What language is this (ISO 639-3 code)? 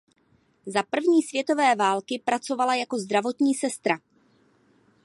ces